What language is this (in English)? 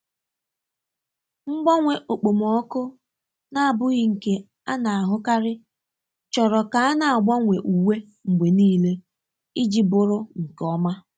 Igbo